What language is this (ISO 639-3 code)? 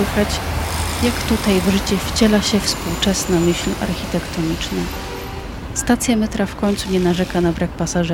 pol